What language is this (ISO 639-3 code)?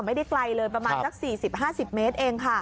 tha